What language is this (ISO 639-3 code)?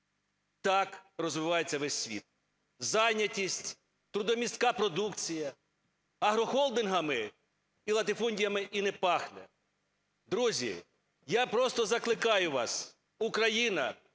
ukr